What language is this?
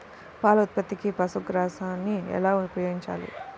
Telugu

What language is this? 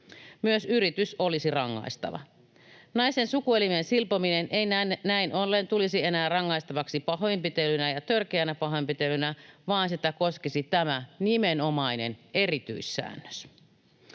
Finnish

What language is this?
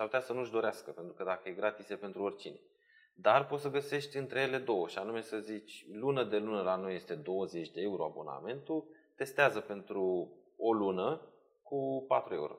Romanian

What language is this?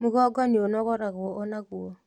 Kikuyu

